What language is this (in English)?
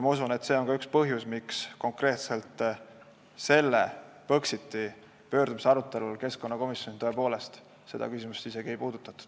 Estonian